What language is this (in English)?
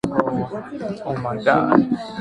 Chinese